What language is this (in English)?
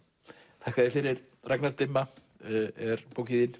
Icelandic